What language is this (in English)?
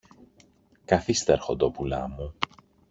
Greek